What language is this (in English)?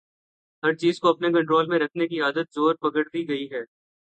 Urdu